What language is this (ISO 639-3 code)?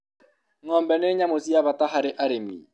kik